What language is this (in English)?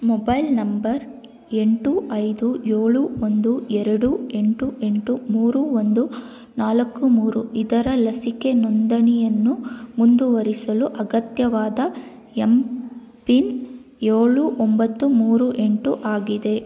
Kannada